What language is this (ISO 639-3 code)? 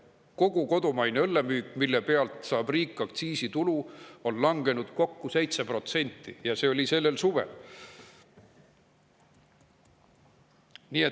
est